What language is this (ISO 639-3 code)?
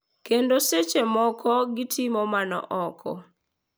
luo